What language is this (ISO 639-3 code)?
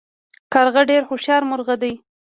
pus